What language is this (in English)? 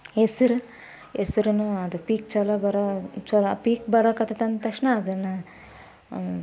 Kannada